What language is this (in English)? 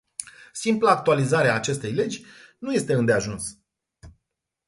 Romanian